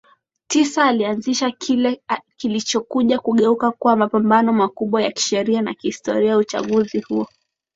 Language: Swahili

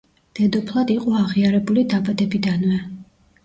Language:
Georgian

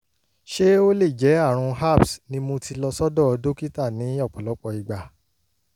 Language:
Yoruba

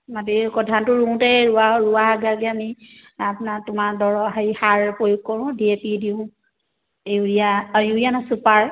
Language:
Assamese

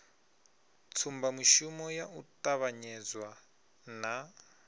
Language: Venda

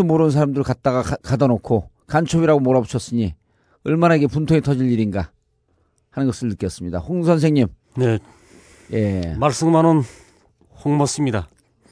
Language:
Korean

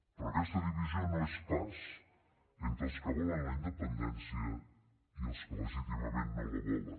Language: Catalan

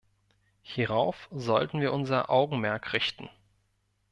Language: German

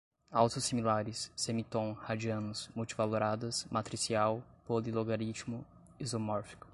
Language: Portuguese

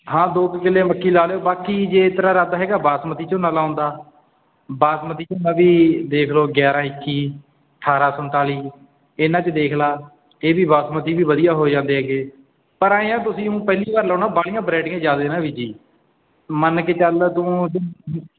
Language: Punjabi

